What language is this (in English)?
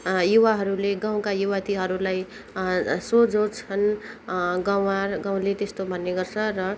Nepali